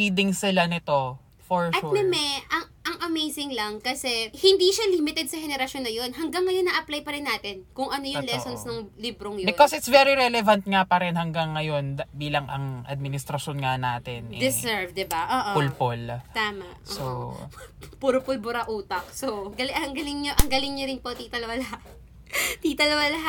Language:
Filipino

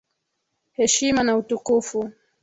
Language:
Swahili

